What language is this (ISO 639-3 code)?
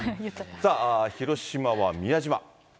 jpn